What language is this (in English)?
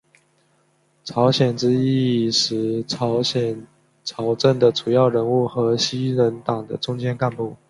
Chinese